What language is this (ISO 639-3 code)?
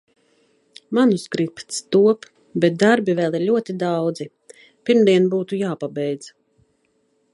lav